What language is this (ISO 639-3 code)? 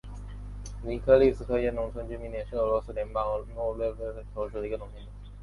zho